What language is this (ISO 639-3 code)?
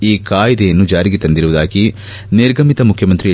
kan